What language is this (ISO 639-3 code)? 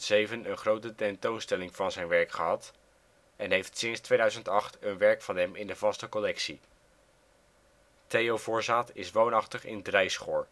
nld